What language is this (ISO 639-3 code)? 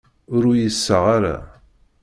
kab